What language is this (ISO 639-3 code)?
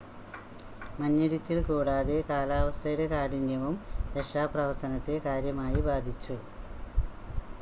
mal